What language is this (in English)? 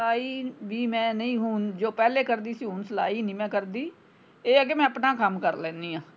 Punjabi